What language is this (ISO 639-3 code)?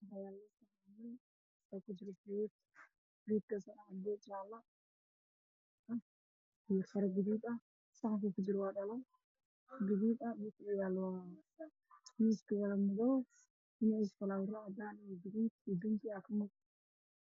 som